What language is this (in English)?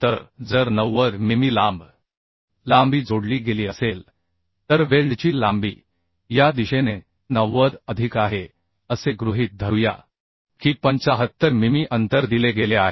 Marathi